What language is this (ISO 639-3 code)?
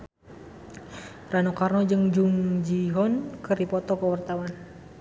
sun